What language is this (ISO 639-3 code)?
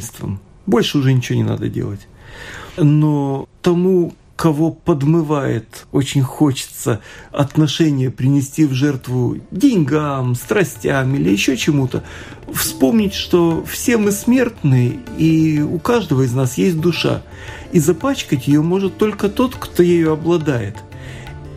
rus